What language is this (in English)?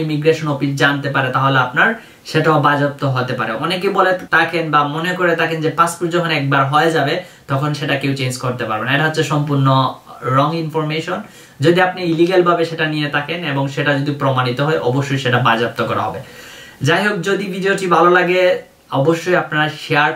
Dutch